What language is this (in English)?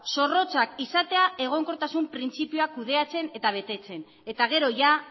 Basque